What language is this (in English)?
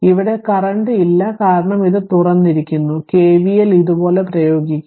Malayalam